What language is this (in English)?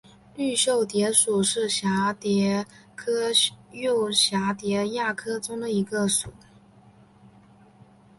Chinese